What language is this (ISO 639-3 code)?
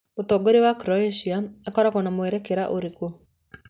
kik